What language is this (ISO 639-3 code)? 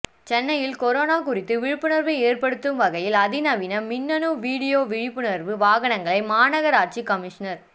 tam